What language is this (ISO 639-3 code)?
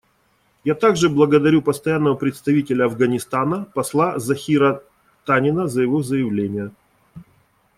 rus